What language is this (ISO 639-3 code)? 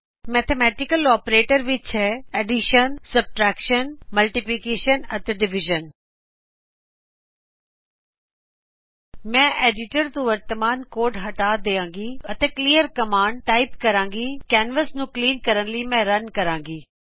pan